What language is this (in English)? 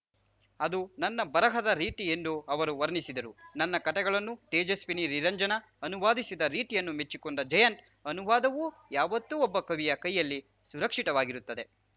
Kannada